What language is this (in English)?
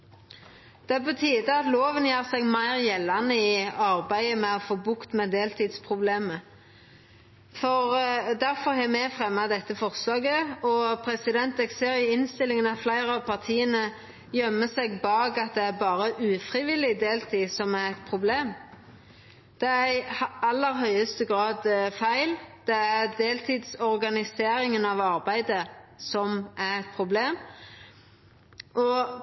Norwegian Nynorsk